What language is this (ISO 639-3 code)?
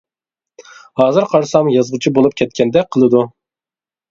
uig